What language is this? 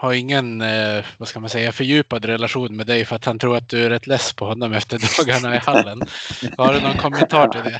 Swedish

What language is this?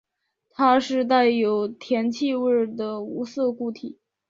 Chinese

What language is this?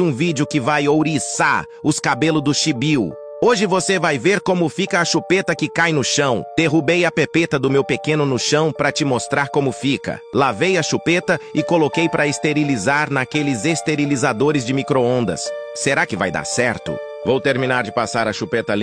Portuguese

